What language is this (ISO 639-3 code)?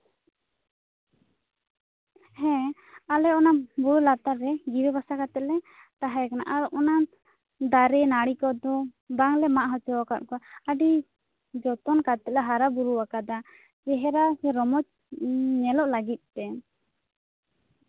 sat